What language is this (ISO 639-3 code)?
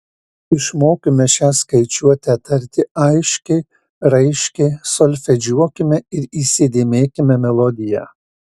lit